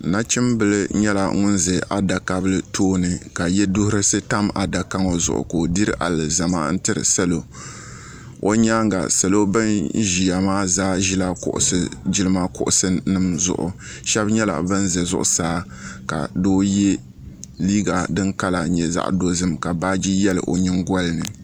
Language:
Dagbani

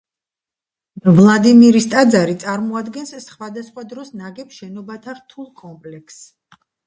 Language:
Georgian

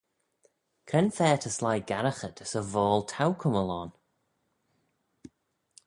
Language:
Manx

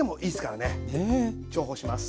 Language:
Japanese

